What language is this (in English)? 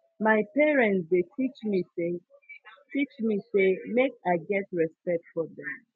Nigerian Pidgin